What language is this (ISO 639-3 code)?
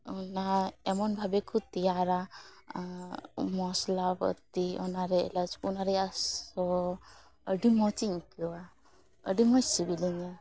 sat